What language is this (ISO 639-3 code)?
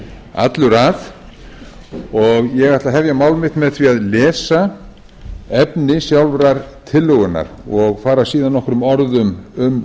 isl